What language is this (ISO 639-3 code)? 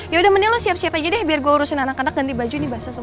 ind